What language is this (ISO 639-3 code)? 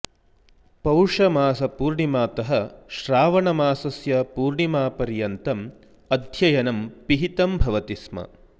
san